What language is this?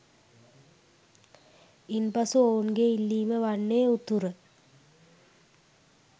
Sinhala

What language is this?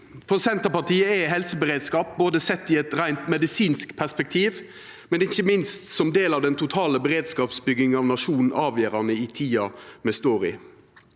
Norwegian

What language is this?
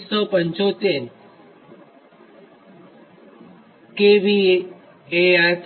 Gujarati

